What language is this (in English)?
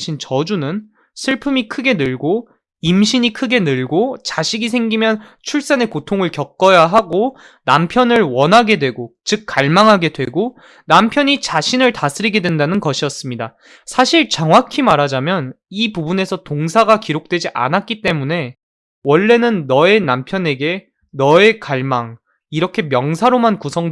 Korean